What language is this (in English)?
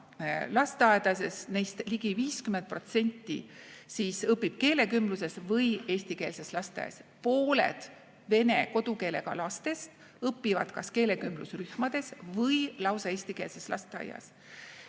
Estonian